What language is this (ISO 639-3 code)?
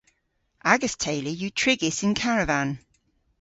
cor